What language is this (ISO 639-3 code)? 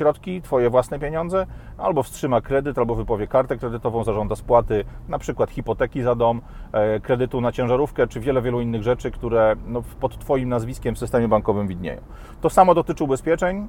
pol